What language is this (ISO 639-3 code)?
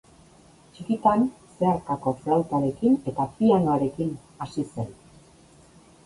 eus